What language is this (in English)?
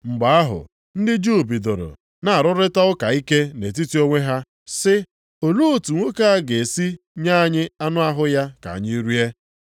Igbo